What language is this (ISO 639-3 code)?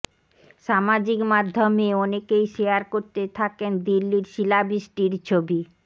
ben